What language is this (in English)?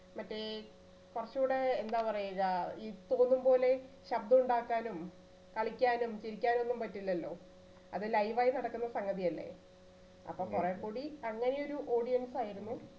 Malayalam